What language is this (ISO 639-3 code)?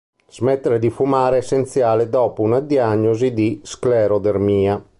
ita